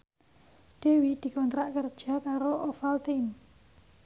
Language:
Javanese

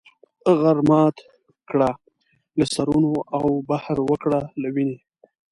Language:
Pashto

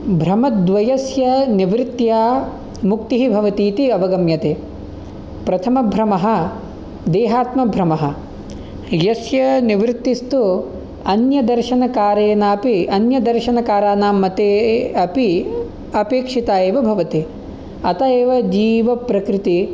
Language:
Sanskrit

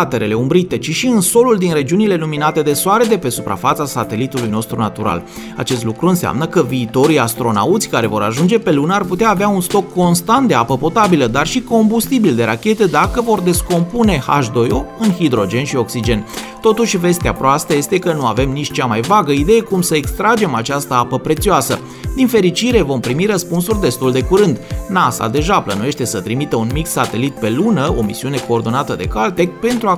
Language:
Romanian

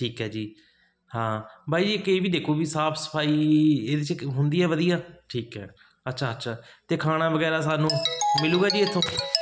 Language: Punjabi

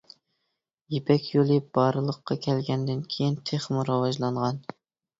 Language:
Uyghur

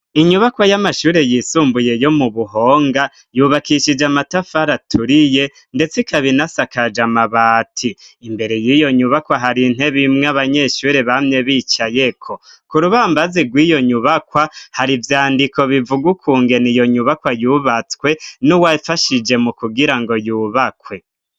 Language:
Rundi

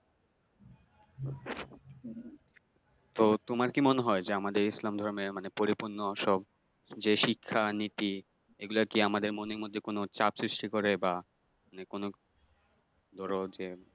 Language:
Bangla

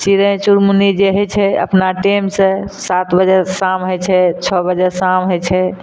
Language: Maithili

